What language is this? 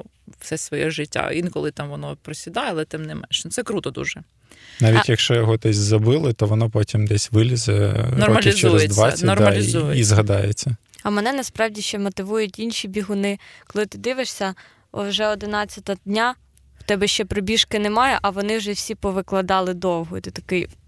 Ukrainian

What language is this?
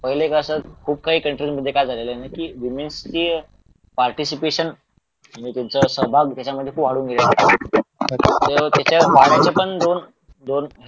Marathi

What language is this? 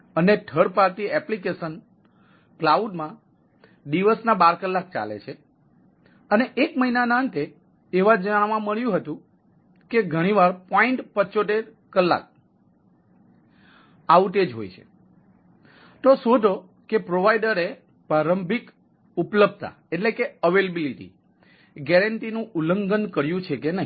Gujarati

